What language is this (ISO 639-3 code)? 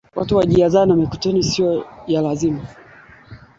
swa